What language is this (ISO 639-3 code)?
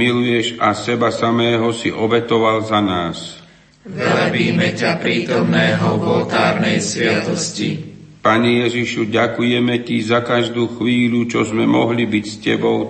slk